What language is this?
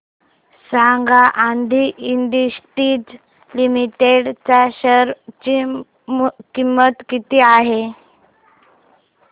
Marathi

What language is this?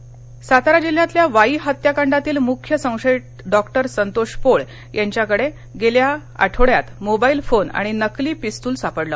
Marathi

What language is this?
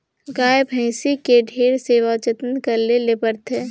Chhattisgarhi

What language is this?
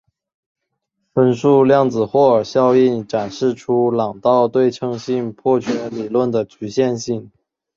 Chinese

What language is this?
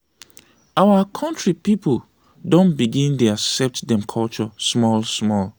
Nigerian Pidgin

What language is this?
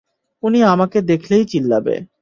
Bangla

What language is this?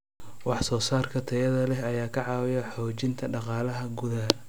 Somali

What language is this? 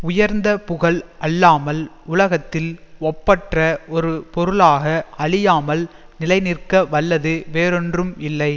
Tamil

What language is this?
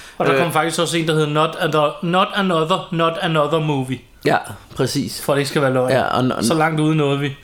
Danish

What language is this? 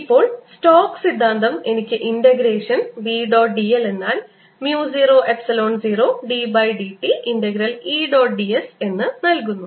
Malayalam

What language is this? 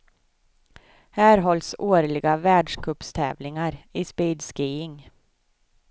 Swedish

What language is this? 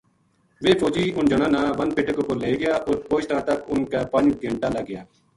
Gujari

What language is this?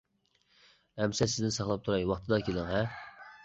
Uyghur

